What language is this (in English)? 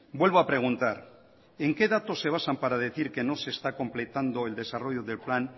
Spanish